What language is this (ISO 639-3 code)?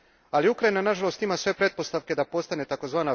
hrv